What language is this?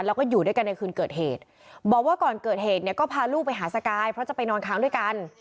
Thai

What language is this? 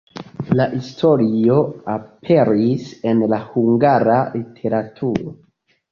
Esperanto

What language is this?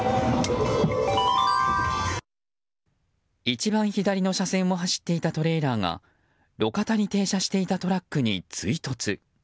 Japanese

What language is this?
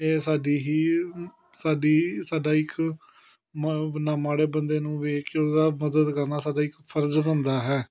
Punjabi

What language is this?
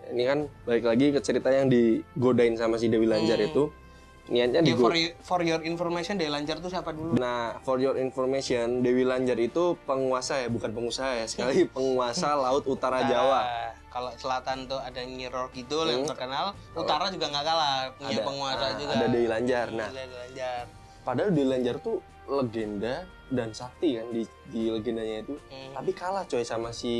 Indonesian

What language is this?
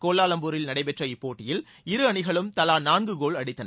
Tamil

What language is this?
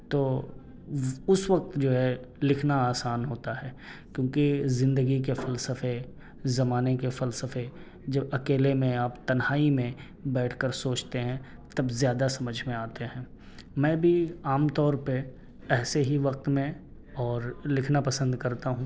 Urdu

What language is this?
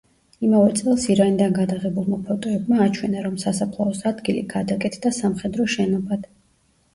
Georgian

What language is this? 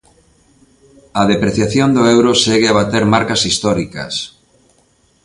Galician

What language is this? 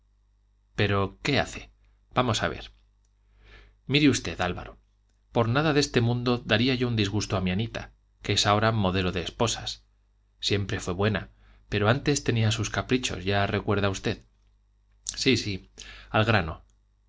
Spanish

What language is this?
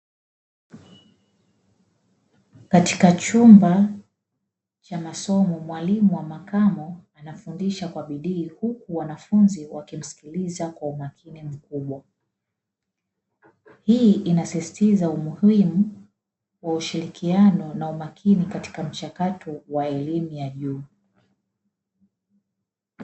Swahili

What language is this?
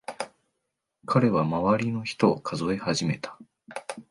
Japanese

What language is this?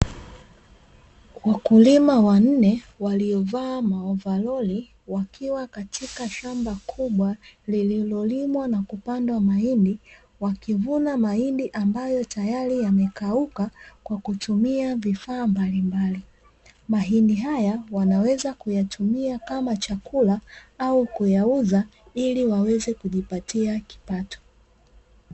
Swahili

